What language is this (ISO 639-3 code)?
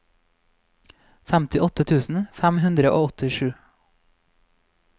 nor